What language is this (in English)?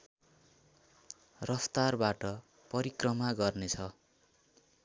Nepali